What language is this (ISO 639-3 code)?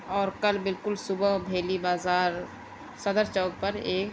urd